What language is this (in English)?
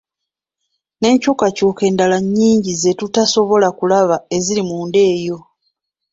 Ganda